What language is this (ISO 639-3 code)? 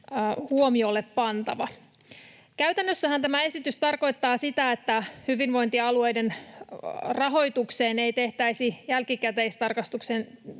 fin